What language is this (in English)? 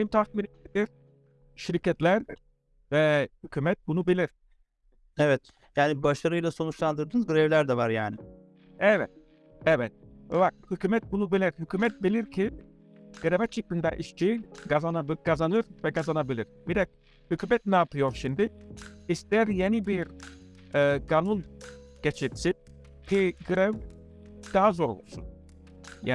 Turkish